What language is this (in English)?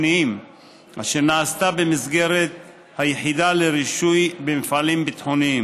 Hebrew